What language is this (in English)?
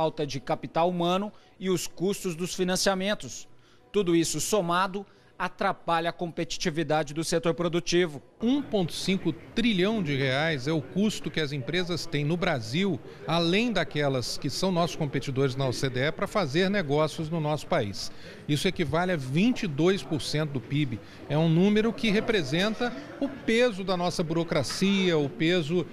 Portuguese